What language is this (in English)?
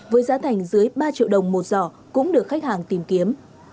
Vietnamese